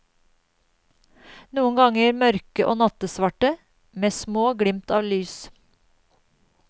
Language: Norwegian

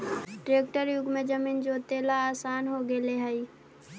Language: Magahi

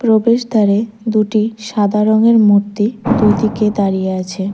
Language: Bangla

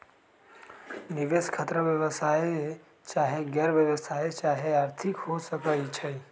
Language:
Magahi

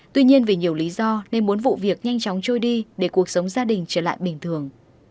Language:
Vietnamese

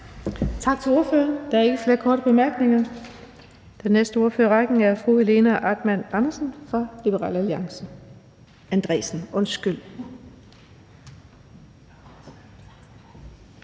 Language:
Danish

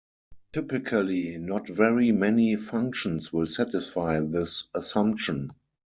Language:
English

